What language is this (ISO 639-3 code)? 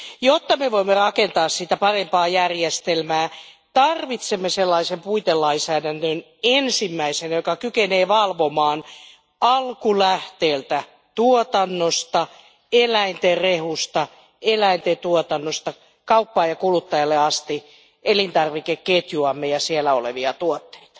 fin